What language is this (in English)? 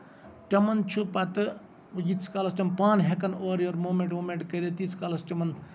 Kashmiri